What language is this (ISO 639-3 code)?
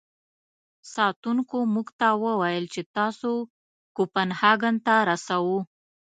pus